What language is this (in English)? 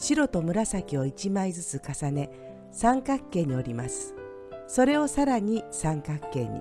Japanese